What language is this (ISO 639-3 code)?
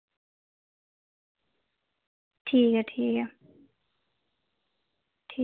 doi